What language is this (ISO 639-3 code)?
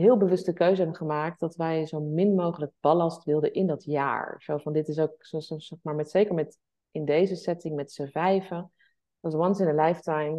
nld